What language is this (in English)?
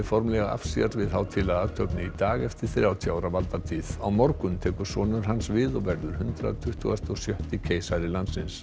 Icelandic